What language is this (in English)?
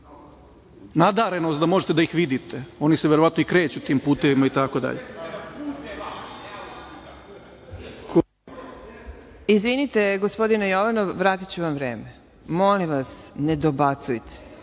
Serbian